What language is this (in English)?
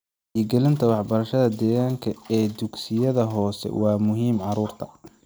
Somali